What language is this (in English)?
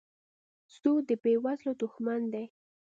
Pashto